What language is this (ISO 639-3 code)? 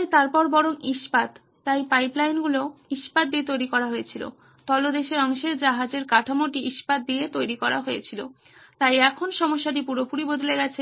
ben